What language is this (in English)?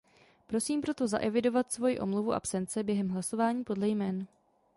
Czech